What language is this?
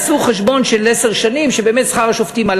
Hebrew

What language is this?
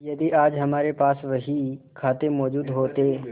Hindi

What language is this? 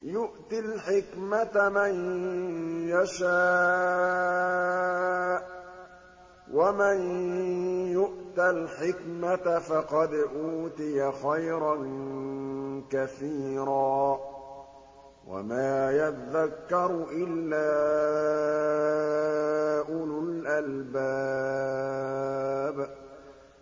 Arabic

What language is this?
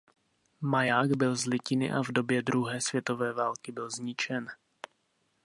Czech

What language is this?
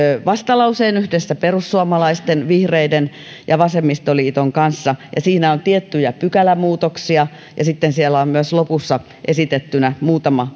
Finnish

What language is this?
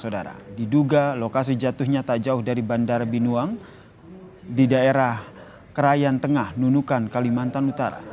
Indonesian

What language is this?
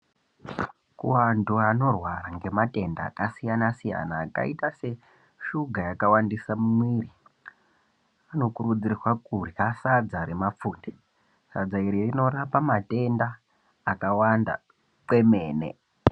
Ndau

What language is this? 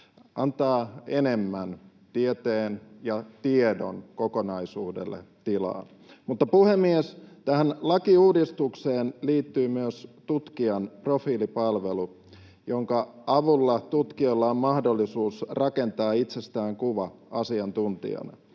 Finnish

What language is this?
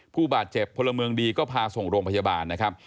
Thai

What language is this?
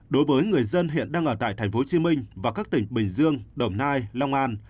Vietnamese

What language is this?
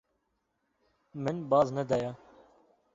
Kurdish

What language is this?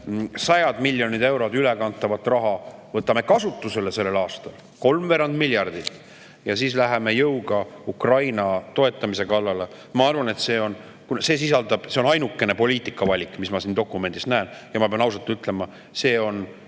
Estonian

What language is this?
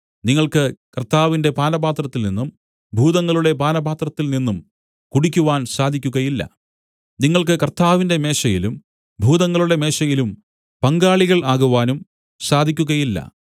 Malayalam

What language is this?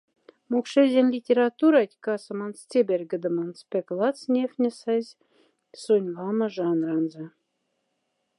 Moksha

